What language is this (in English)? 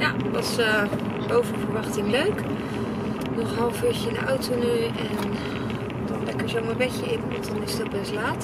Dutch